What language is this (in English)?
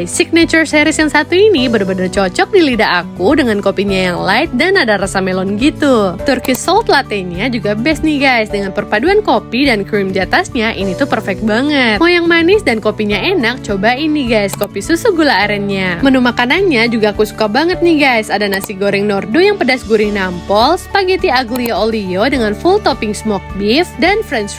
Indonesian